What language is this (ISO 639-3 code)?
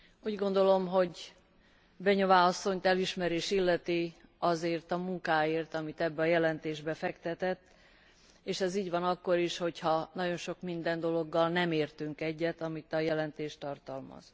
hun